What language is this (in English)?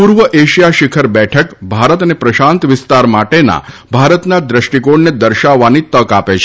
Gujarati